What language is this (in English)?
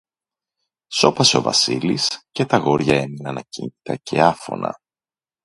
Greek